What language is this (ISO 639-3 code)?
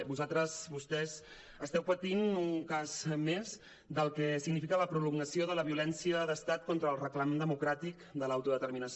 cat